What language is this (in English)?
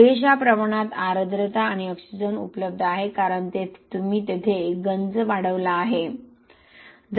Marathi